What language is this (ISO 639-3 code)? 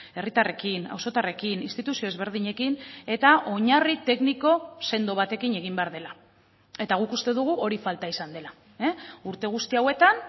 eus